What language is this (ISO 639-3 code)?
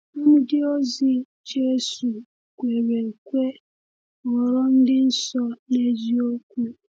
ibo